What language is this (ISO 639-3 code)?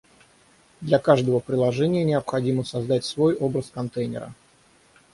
rus